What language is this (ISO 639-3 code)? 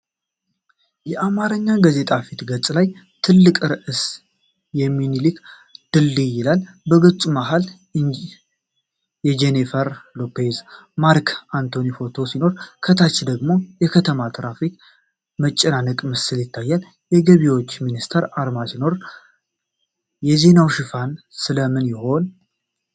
amh